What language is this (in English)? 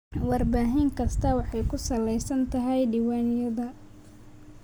Somali